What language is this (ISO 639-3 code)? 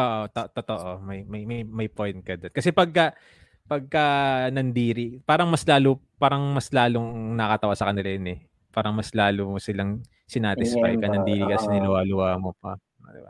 fil